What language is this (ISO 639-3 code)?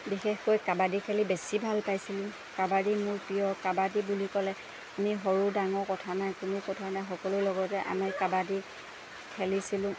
asm